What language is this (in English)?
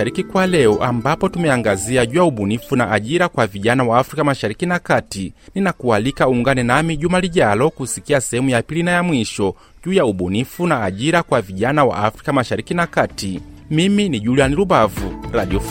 Swahili